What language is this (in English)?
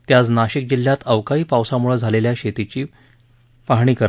Marathi